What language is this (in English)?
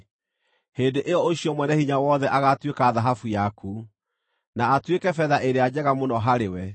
Kikuyu